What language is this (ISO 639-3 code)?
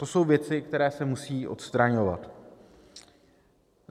ces